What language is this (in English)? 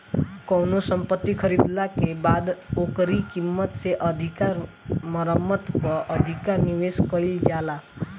Bhojpuri